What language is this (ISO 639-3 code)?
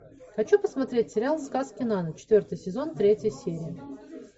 rus